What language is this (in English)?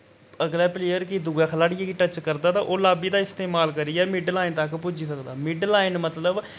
Dogri